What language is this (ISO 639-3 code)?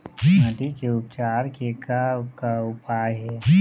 hne